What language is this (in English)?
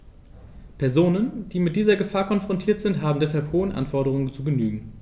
German